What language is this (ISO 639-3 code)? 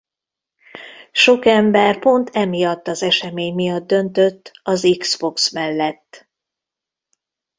hun